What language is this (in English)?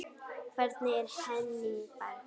Icelandic